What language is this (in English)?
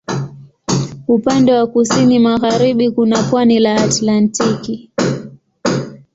Swahili